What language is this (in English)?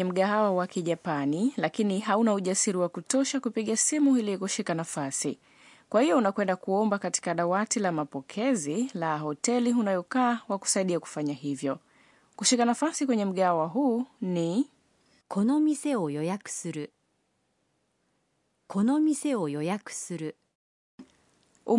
Swahili